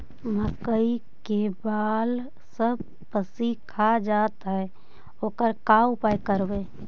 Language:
Magahi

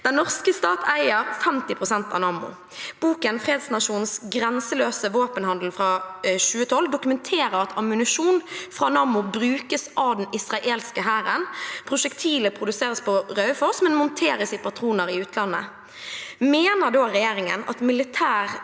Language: Norwegian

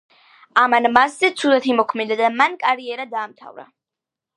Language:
Georgian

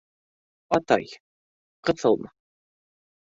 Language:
Bashkir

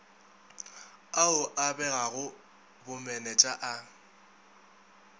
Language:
Northern Sotho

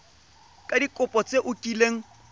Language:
Tswana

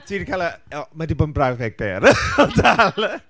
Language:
Welsh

